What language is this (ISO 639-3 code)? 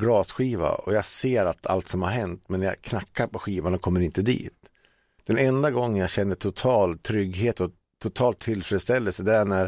swe